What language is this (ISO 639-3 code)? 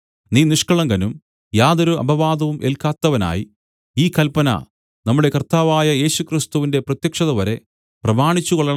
mal